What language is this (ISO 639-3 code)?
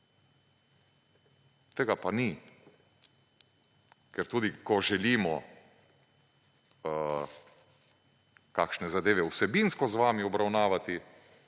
slv